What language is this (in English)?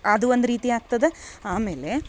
Kannada